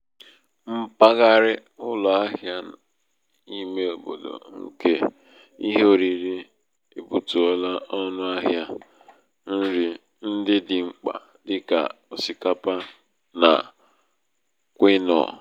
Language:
Igbo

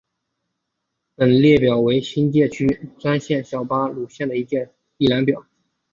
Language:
Chinese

